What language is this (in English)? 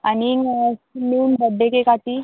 Konkani